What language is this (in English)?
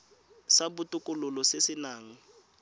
Tswana